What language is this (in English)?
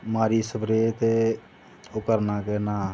Dogri